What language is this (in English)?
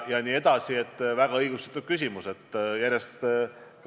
Estonian